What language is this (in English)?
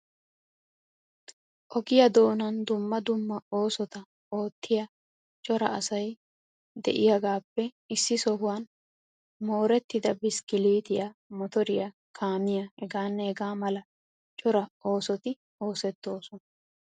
Wolaytta